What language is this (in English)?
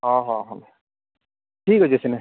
Odia